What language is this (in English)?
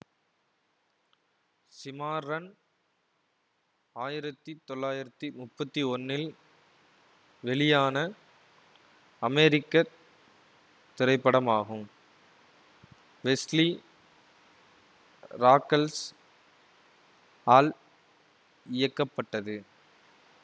Tamil